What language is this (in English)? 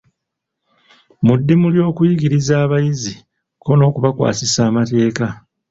Ganda